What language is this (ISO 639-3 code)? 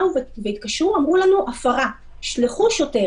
heb